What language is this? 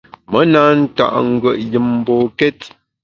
Bamun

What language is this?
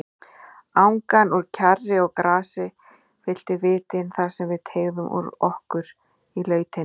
Icelandic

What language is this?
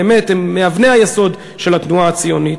Hebrew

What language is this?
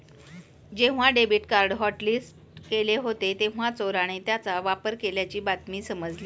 Marathi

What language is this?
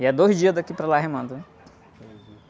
Portuguese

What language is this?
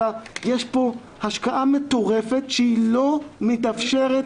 Hebrew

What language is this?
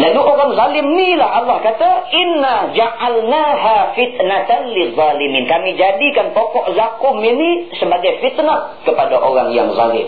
Malay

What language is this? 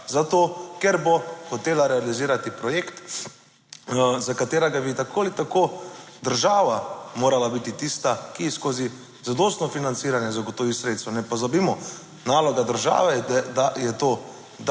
Slovenian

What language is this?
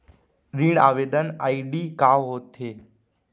Chhattisgarhi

